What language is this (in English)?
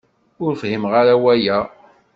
Kabyle